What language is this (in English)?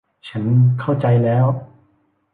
Thai